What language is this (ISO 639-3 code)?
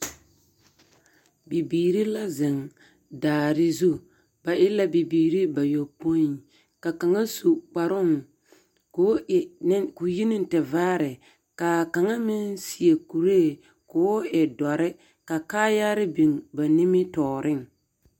dga